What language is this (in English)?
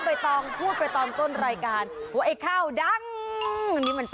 Thai